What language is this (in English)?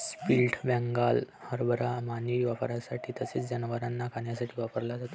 Marathi